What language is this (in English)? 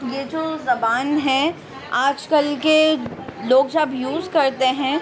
Urdu